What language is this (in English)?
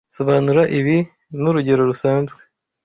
Kinyarwanda